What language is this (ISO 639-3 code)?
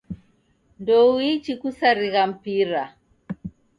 dav